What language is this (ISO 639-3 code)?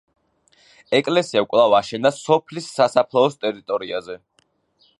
kat